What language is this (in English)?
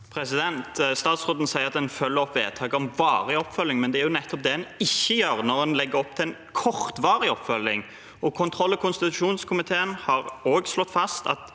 Norwegian